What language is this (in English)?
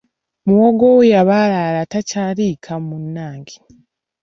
Ganda